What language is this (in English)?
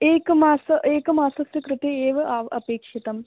Sanskrit